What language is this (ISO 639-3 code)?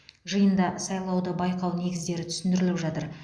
kaz